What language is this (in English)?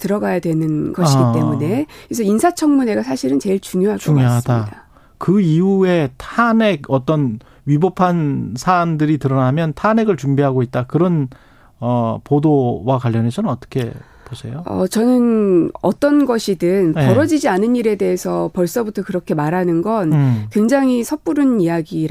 Korean